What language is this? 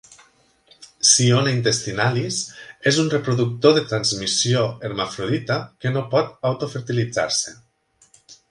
Catalan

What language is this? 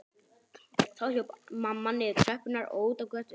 Icelandic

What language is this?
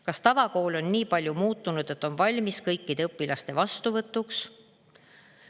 Estonian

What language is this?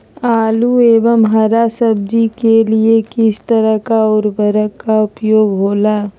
Magahi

